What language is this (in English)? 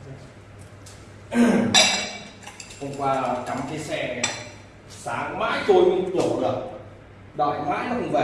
Vietnamese